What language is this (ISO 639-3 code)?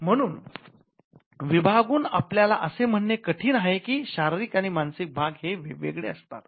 mar